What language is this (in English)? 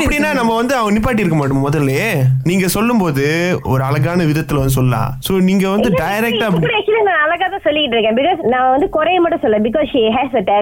Tamil